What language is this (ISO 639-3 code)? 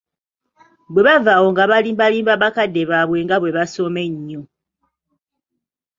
lug